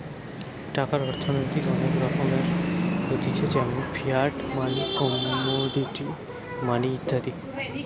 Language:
Bangla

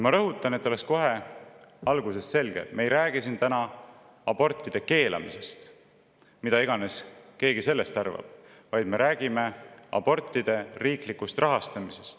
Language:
Estonian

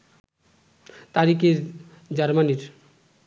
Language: Bangla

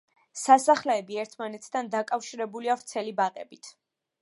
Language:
Georgian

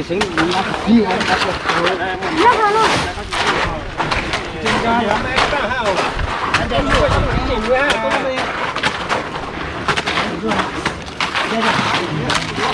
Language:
Vietnamese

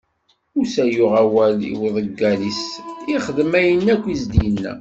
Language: Kabyle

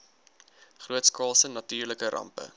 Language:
Afrikaans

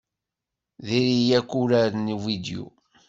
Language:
Kabyle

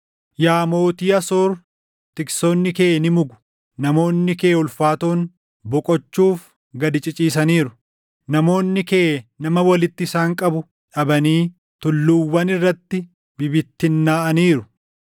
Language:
Oromo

